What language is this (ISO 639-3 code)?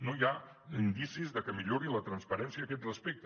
cat